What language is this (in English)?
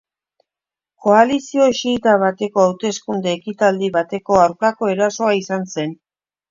Basque